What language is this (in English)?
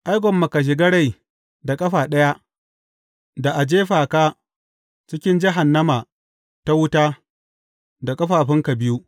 Hausa